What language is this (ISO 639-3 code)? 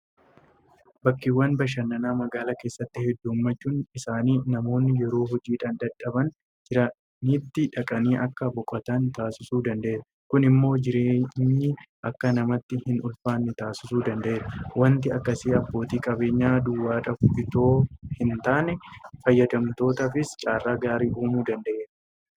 orm